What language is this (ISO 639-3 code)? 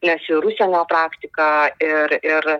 lit